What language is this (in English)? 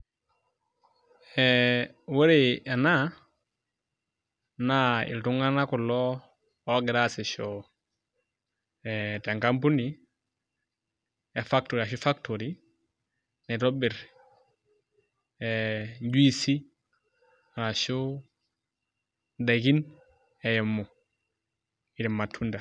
Masai